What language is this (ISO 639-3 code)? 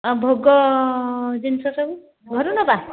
ori